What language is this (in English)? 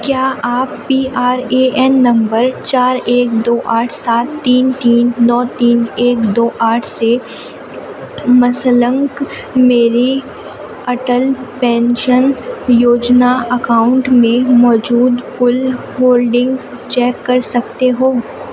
Urdu